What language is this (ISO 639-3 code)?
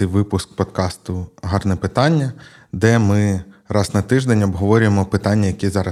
ukr